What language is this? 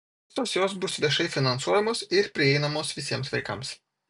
Lithuanian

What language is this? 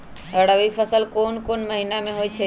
Magahi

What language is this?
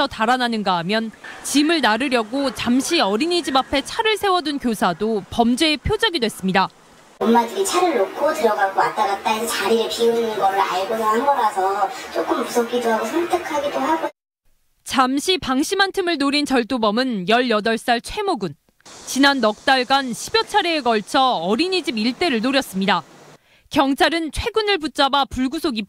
Korean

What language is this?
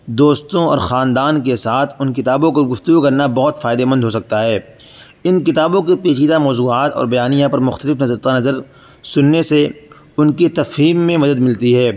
Urdu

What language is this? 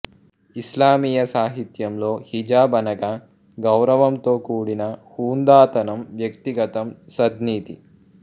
Telugu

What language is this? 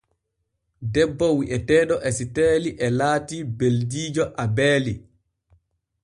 Borgu Fulfulde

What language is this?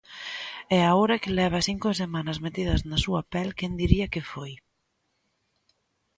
Galician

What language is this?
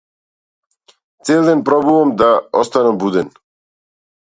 Macedonian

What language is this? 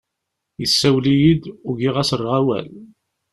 Kabyle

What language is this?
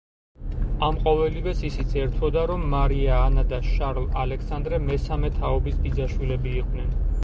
Georgian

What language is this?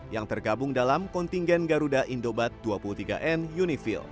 Indonesian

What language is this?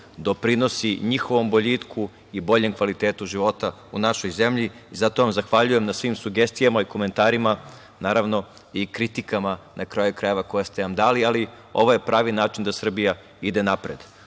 Serbian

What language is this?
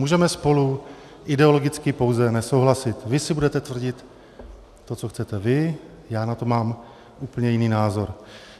Czech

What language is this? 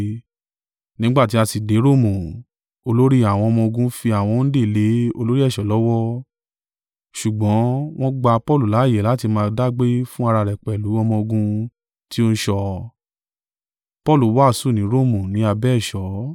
Yoruba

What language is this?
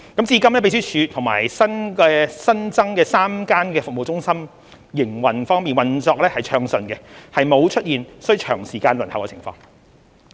Cantonese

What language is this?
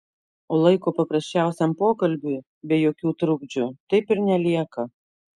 Lithuanian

